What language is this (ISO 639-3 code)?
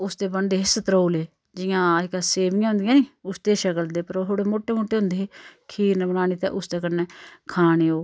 doi